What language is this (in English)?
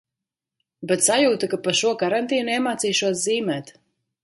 Latvian